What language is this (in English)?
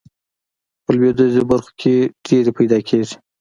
Pashto